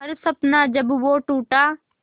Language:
Hindi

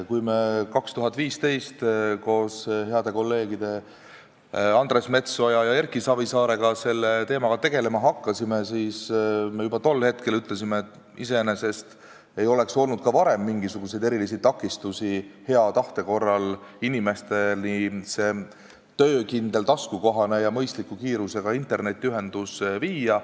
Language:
Estonian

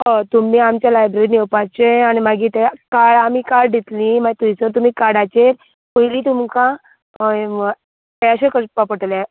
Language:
Konkani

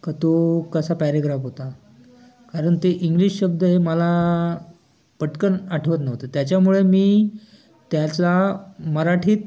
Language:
Marathi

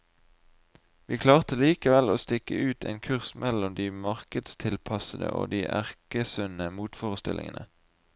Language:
Norwegian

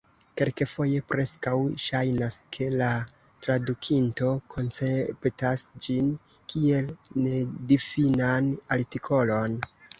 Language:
Esperanto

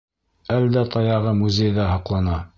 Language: Bashkir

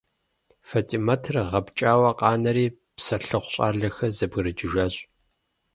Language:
Kabardian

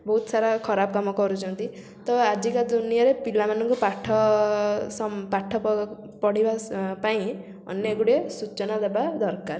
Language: Odia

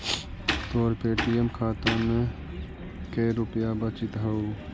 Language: Magahi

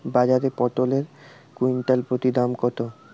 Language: Bangla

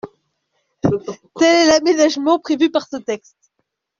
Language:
French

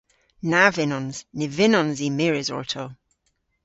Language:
Cornish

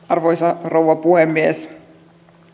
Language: Finnish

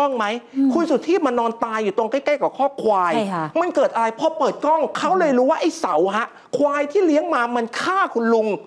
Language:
Thai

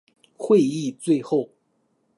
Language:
Chinese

